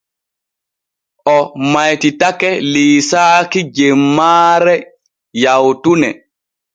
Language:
Borgu Fulfulde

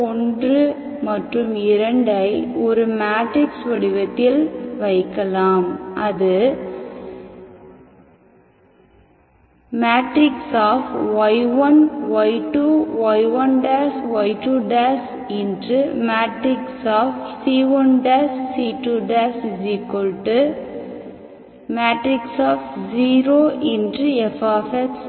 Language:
Tamil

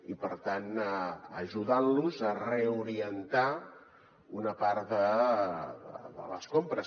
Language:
Catalan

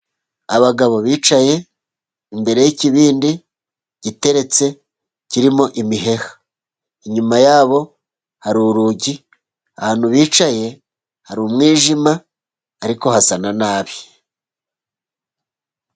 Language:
Kinyarwanda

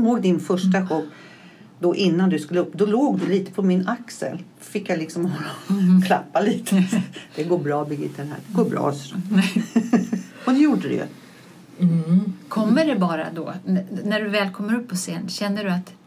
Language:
Swedish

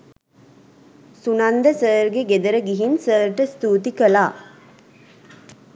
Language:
Sinhala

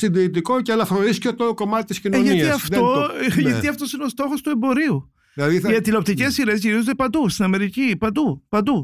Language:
Greek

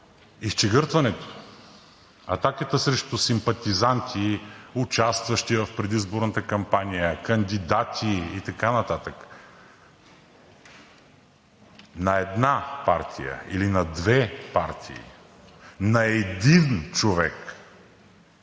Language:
Bulgarian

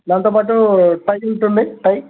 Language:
Telugu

